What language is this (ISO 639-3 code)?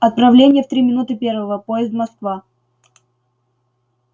rus